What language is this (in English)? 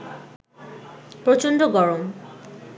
Bangla